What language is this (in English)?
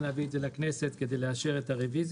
Hebrew